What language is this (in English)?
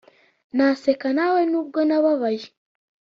Kinyarwanda